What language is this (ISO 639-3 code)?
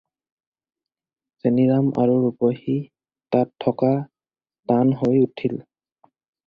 asm